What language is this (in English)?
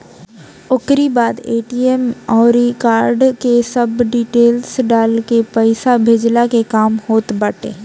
Bhojpuri